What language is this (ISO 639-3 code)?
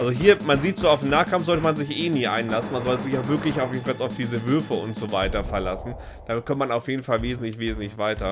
deu